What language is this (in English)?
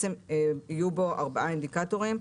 Hebrew